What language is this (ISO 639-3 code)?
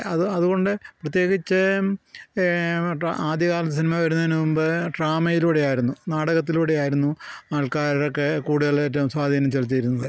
mal